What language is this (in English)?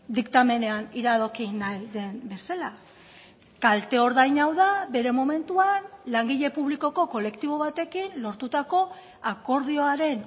Basque